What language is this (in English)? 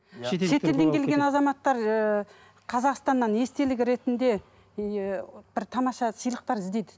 Kazakh